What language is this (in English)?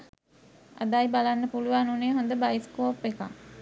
Sinhala